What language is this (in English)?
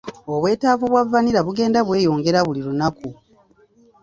Ganda